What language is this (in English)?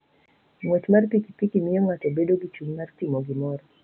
Luo (Kenya and Tanzania)